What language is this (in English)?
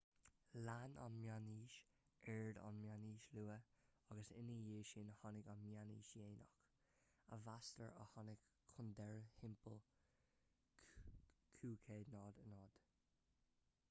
Irish